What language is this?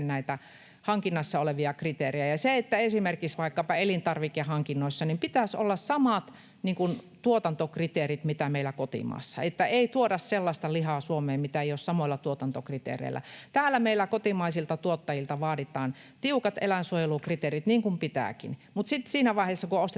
Finnish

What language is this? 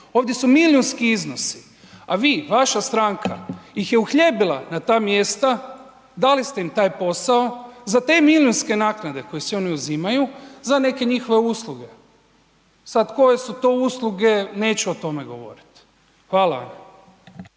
Croatian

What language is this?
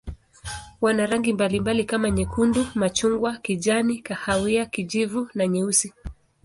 Swahili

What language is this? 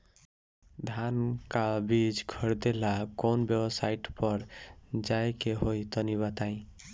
Bhojpuri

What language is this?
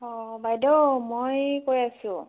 Assamese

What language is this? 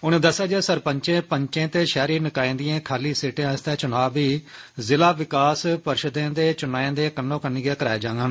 Dogri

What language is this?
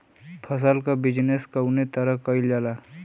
Bhojpuri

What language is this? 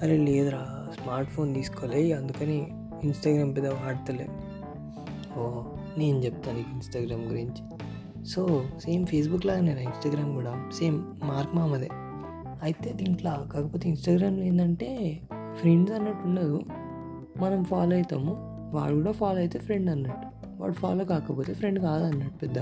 Telugu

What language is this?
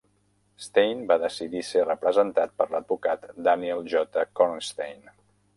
Catalan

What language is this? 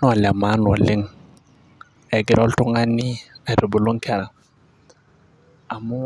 Masai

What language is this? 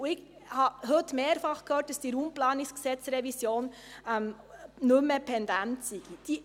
Swiss German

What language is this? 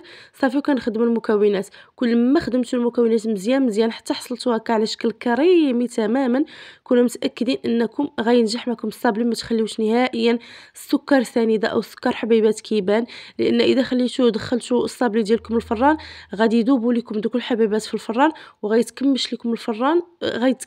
Arabic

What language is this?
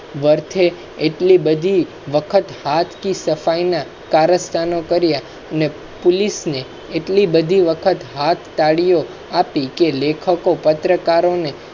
Gujarati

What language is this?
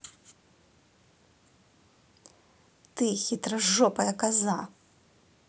Russian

